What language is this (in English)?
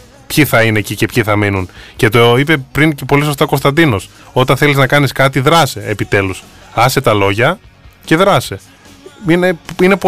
Greek